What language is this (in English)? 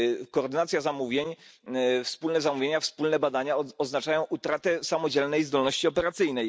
Polish